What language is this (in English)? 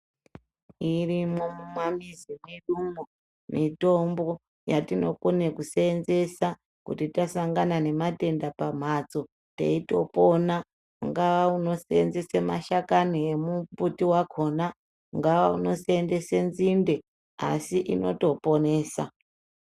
Ndau